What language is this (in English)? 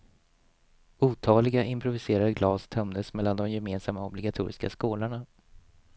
Swedish